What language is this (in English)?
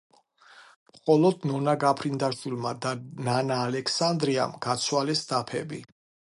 Georgian